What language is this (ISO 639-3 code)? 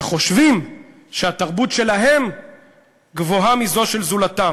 heb